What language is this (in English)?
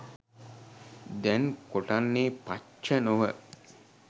Sinhala